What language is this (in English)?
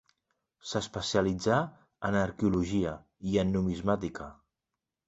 Catalan